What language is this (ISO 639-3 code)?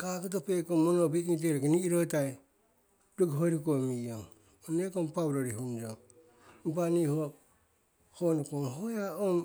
siw